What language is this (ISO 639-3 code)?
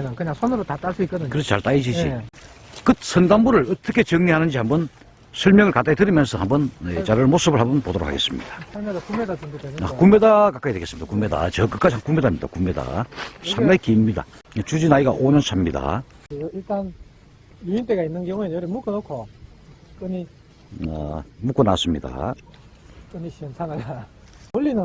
kor